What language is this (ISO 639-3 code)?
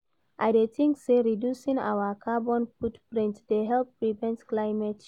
pcm